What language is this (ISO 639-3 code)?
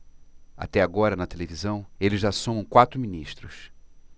por